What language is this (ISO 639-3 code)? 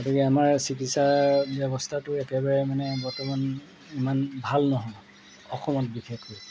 asm